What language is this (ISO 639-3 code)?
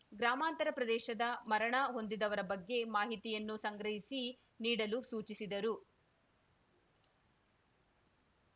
kan